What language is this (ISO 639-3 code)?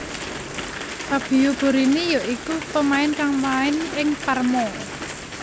jav